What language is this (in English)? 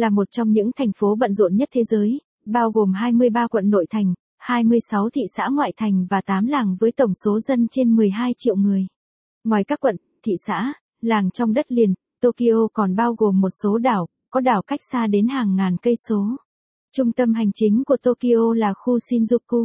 Vietnamese